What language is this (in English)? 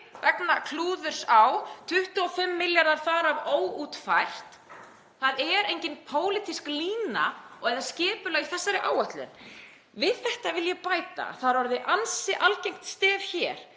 Icelandic